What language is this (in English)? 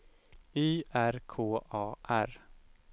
Swedish